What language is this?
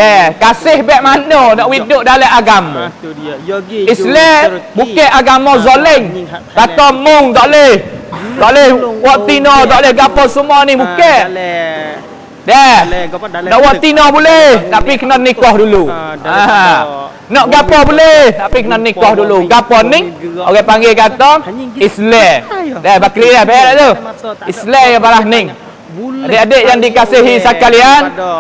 Malay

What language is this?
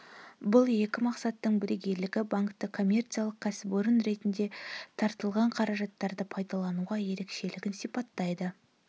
Kazakh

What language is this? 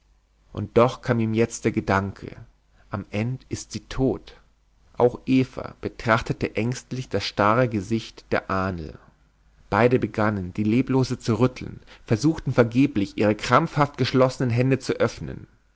German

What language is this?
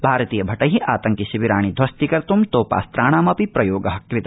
Sanskrit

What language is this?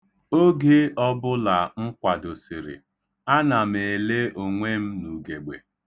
Igbo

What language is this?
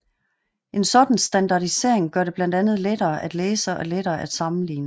Danish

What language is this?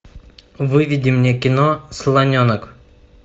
Russian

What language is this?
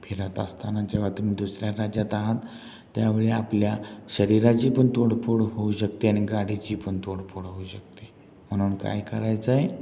Marathi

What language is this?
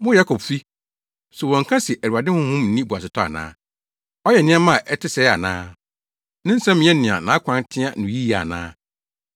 Akan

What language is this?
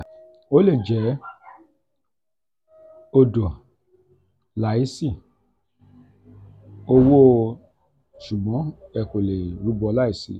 Yoruba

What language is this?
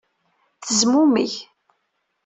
Kabyle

